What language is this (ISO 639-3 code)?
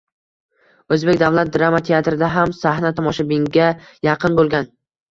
uzb